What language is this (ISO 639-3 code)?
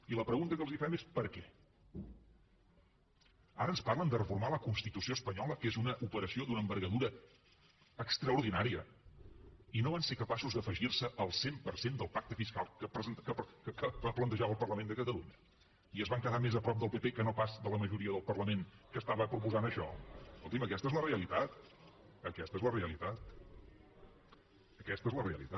cat